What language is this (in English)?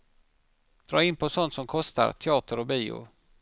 Swedish